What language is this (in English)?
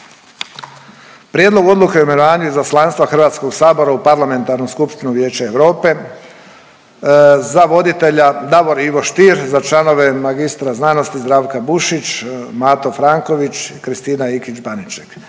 Croatian